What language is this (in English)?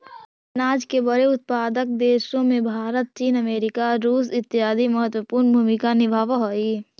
Magahi